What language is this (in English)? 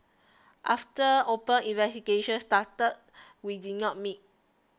English